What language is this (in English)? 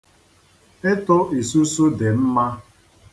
Igbo